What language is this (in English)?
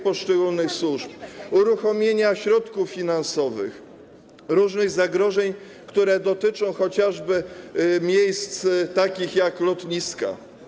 Polish